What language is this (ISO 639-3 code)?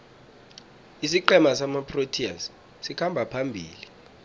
nbl